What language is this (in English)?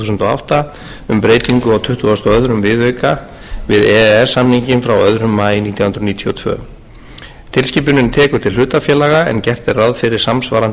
Icelandic